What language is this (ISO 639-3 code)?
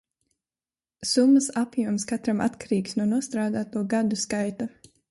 lav